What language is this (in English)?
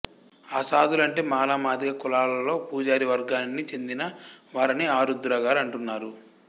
Telugu